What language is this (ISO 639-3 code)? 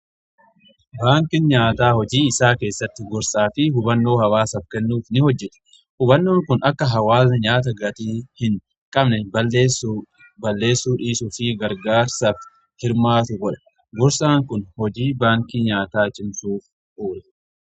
orm